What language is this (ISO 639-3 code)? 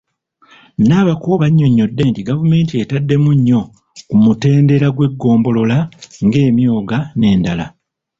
lug